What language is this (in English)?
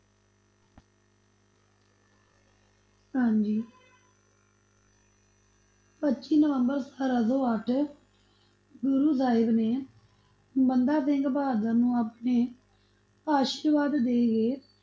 Punjabi